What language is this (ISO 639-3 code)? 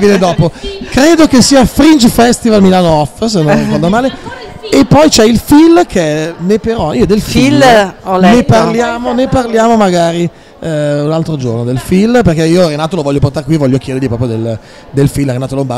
ita